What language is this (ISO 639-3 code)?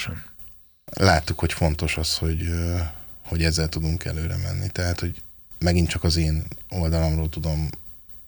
hun